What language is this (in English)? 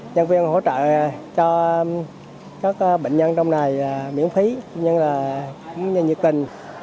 Vietnamese